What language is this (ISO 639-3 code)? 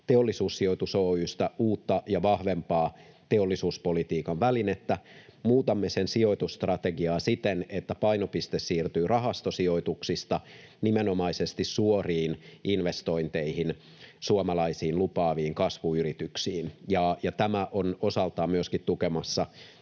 fin